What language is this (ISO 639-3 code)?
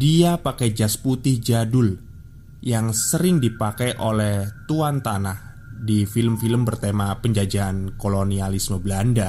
ind